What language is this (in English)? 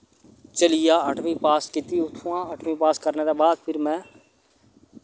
Dogri